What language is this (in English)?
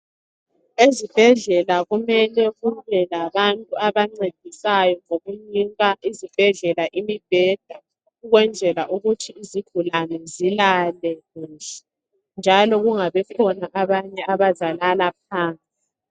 North Ndebele